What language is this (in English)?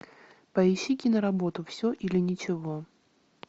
Russian